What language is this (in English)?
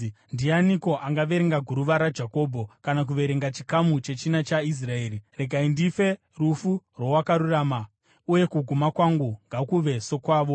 Shona